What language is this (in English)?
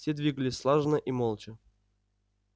Russian